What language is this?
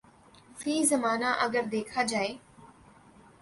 Urdu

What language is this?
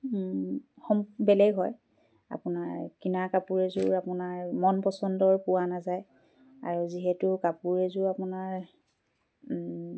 Assamese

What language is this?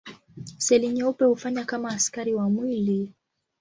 Swahili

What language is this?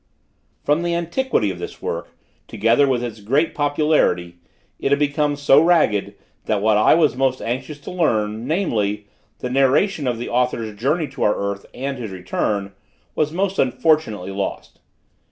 English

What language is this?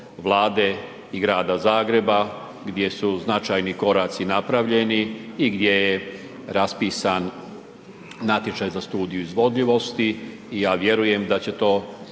Croatian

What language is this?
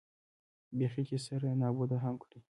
Pashto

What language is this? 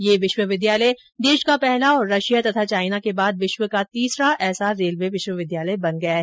Hindi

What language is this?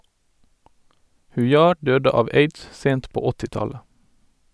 Norwegian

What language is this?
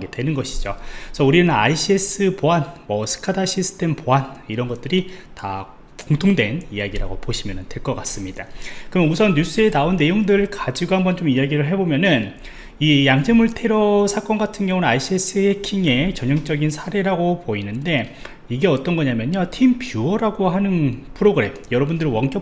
Korean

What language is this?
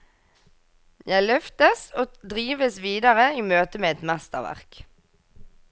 Norwegian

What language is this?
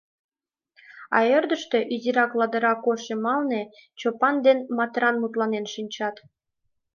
Mari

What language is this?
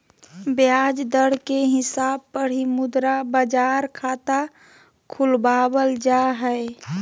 Magahi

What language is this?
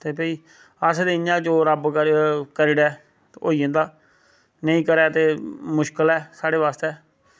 Dogri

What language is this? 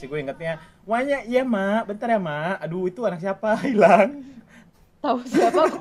Indonesian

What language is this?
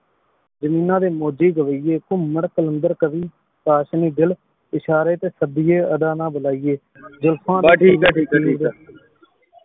Punjabi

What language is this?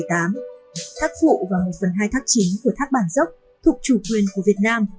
Vietnamese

